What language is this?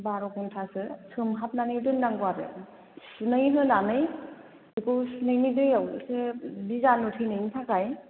Bodo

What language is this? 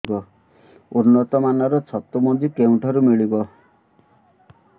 Odia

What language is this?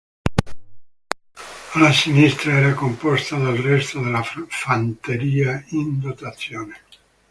Italian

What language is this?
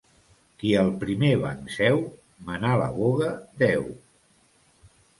Catalan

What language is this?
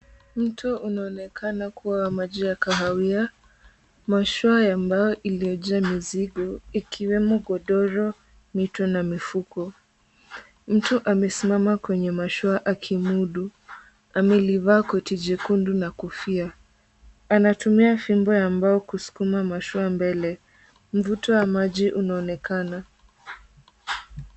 Swahili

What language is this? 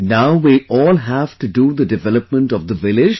English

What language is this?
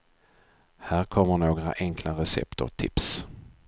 Swedish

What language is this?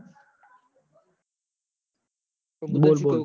Gujarati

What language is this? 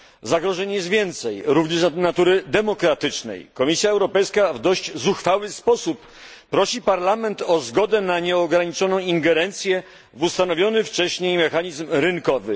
Polish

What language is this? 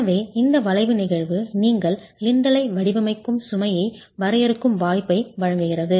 Tamil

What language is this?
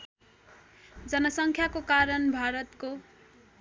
Nepali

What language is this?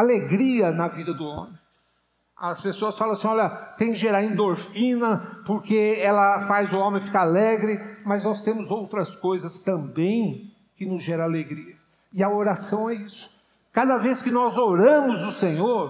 Portuguese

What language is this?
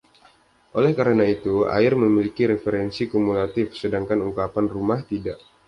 Indonesian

